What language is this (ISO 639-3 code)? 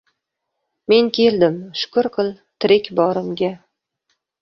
uzb